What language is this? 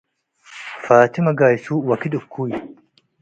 Tigre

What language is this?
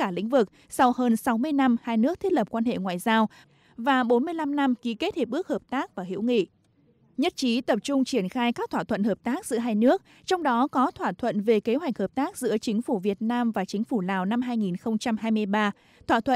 Vietnamese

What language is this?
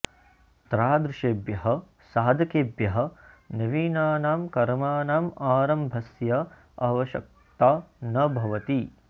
Sanskrit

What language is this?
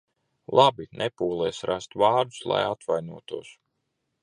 Latvian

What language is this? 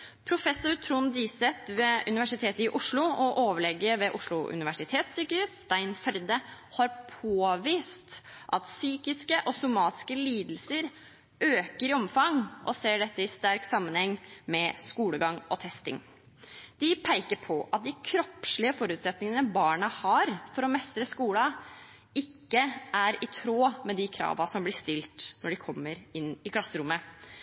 Norwegian Bokmål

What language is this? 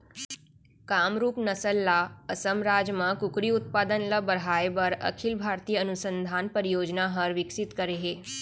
Chhattisgarhi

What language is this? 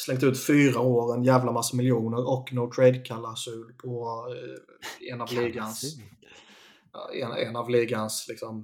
Swedish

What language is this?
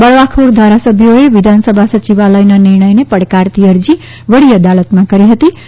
Gujarati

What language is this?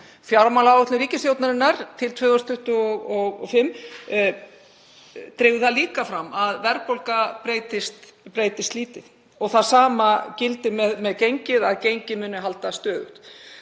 Icelandic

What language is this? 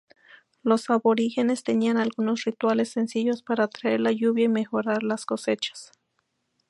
Spanish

